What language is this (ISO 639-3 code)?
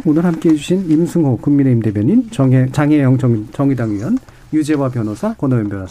kor